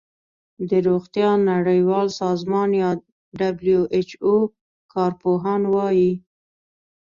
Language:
Pashto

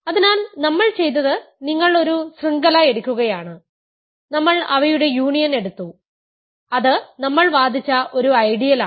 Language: Malayalam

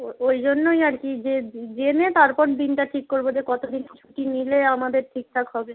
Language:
Bangla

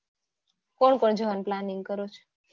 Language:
Gujarati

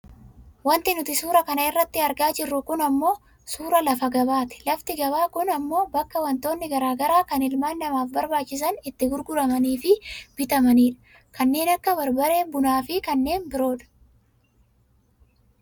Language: Oromo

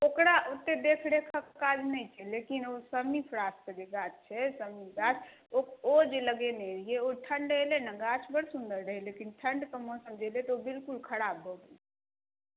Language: Maithili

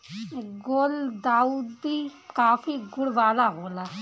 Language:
Bhojpuri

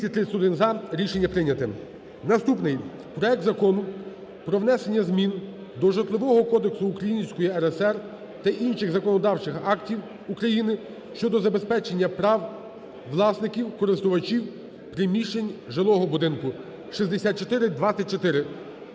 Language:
Ukrainian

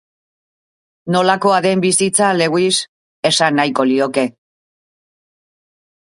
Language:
Basque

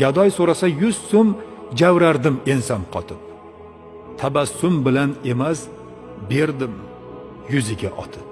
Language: Uzbek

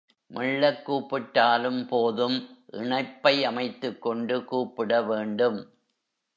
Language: Tamil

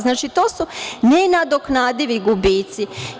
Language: Serbian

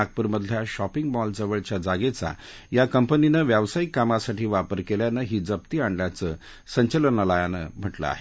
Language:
Marathi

